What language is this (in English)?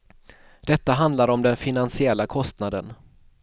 Swedish